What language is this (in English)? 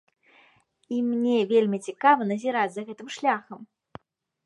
Belarusian